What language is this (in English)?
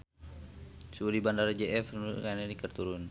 Sundanese